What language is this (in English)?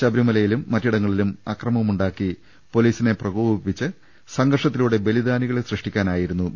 Malayalam